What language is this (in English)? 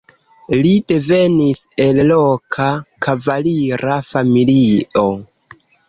Esperanto